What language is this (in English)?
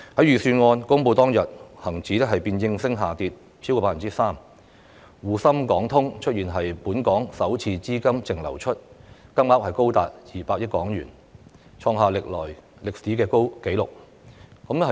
Cantonese